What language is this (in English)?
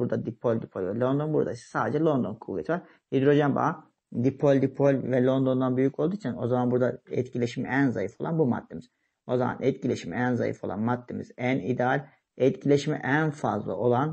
Turkish